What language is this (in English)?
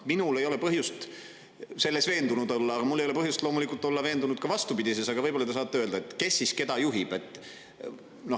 Estonian